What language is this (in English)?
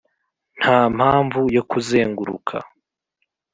Kinyarwanda